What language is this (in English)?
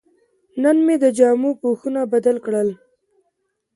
Pashto